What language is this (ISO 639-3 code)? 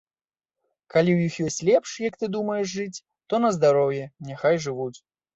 bel